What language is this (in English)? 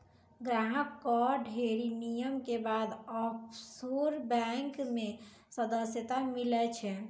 Maithili